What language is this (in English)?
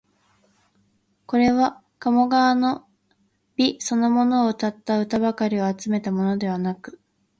Japanese